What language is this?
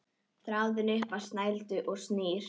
Icelandic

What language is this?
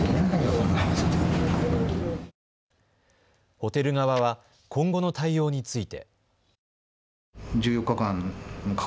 Japanese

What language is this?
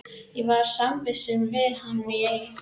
Icelandic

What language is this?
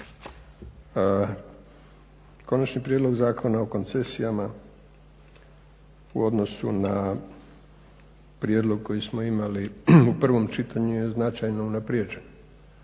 Croatian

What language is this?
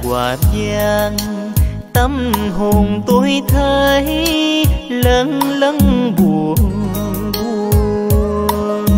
Vietnamese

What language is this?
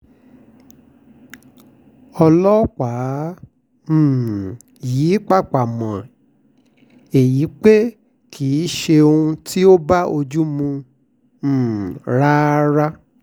Yoruba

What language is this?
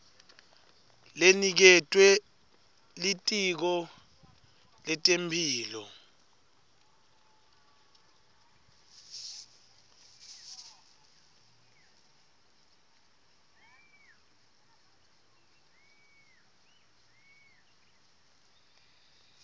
Swati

